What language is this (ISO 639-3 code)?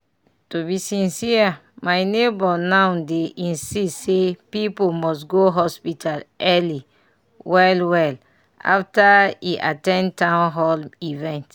pcm